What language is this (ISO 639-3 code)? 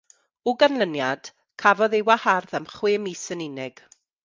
cym